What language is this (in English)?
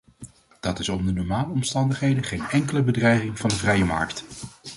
Dutch